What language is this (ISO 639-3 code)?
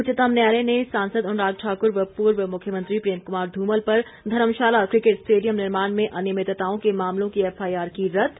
hin